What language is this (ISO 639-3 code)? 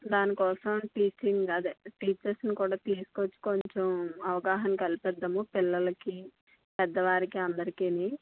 tel